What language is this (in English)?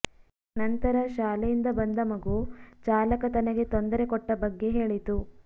Kannada